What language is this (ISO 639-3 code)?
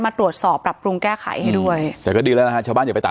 tha